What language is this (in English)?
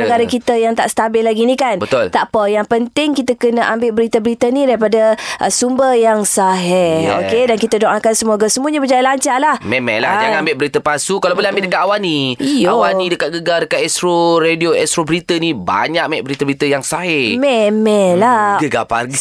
Malay